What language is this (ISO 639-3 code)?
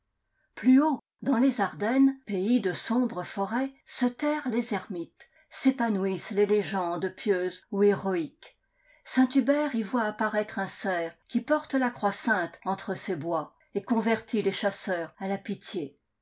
fra